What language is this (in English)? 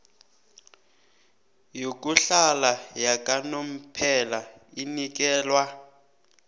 South Ndebele